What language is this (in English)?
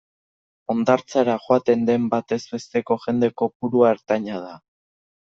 Basque